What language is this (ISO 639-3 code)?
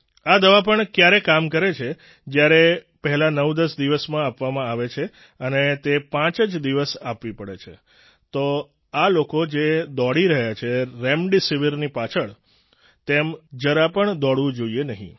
guj